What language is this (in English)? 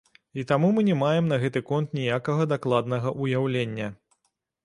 Belarusian